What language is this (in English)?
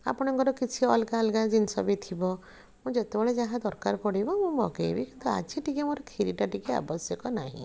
Odia